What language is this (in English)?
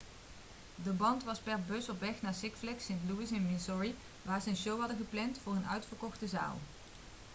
Dutch